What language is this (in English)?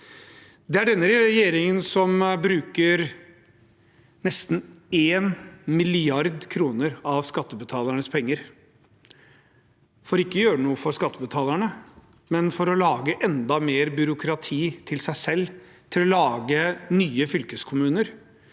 Norwegian